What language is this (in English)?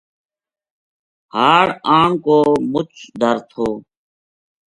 Gujari